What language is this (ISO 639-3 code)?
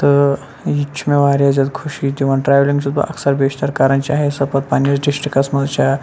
kas